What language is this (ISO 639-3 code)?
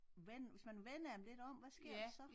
dan